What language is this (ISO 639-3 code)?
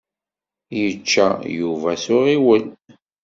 kab